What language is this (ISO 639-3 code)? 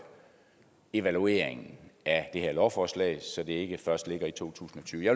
dan